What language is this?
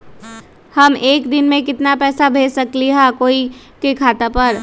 Magahi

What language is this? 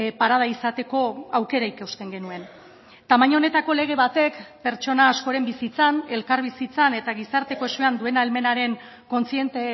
Basque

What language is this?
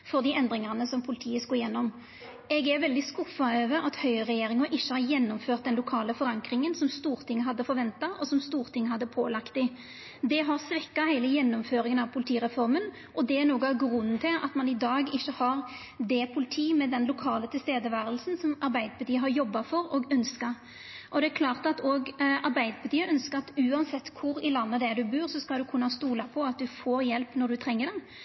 Norwegian Nynorsk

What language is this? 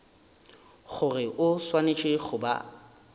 Northern Sotho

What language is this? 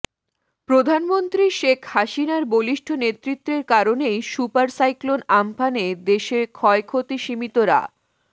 Bangla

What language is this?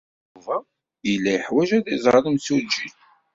Kabyle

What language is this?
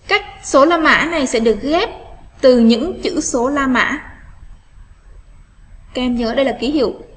Vietnamese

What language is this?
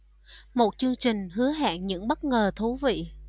Vietnamese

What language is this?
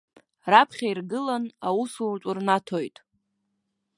Abkhazian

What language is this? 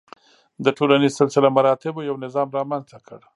Pashto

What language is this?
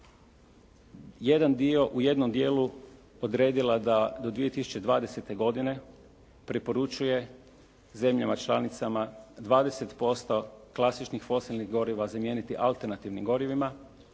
Croatian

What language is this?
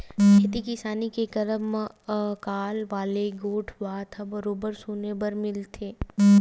Chhattisgarhi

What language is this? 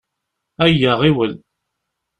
Kabyle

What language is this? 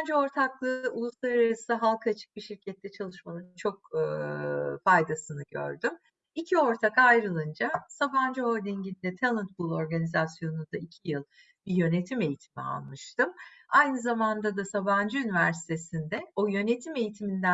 Turkish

